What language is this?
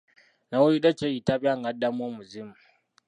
Ganda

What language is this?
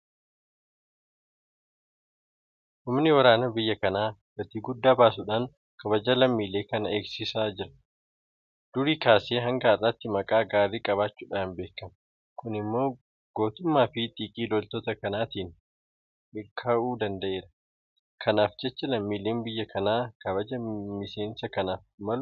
Oromo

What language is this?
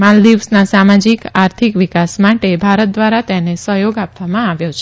Gujarati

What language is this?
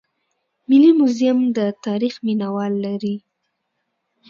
Pashto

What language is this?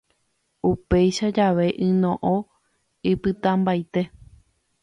Guarani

